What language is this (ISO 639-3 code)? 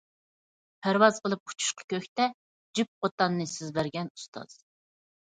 uig